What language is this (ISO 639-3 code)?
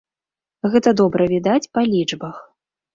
bel